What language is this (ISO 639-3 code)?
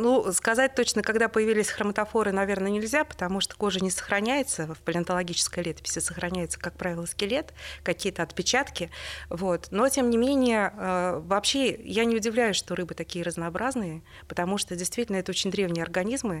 rus